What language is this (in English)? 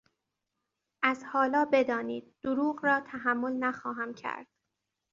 Persian